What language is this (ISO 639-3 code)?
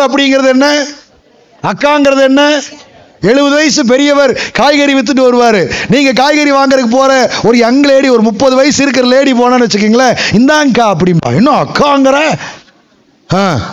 tam